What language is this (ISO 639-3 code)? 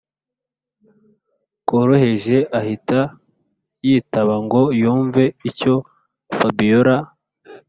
kin